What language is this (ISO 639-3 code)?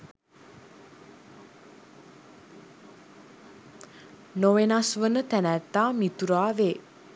sin